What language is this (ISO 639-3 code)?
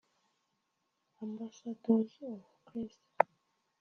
kin